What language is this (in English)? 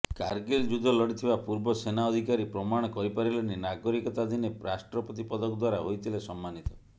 Odia